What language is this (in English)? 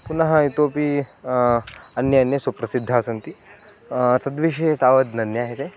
Sanskrit